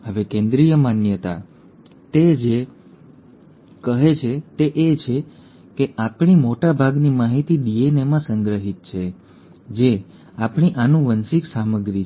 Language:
Gujarati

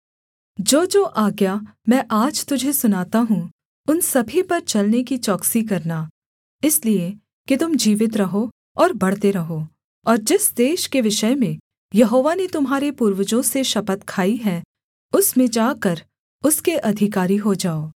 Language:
Hindi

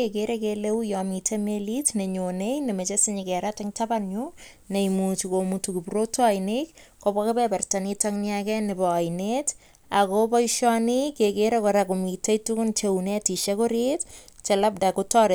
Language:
Kalenjin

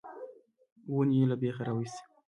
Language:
Pashto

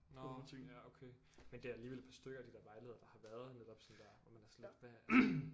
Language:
Danish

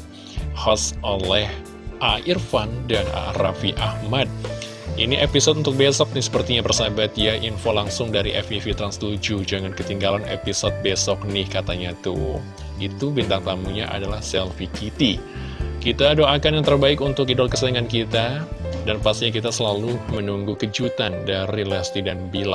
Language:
Indonesian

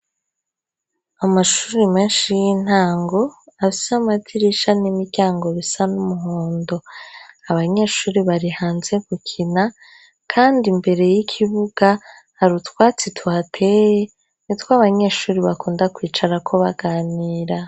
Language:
Rundi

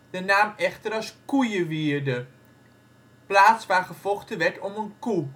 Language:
Dutch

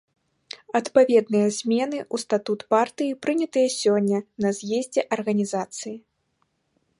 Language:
Belarusian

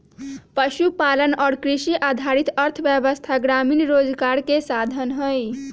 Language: Magahi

